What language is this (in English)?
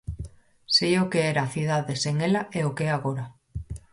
Galician